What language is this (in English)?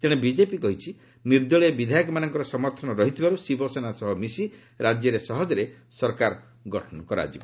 Odia